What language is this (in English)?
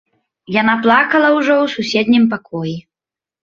Belarusian